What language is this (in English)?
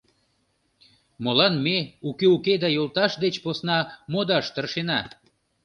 Mari